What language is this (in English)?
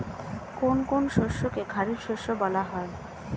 Bangla